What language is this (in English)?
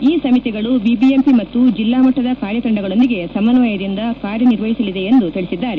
Kannada